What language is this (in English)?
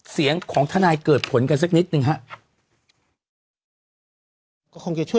Thai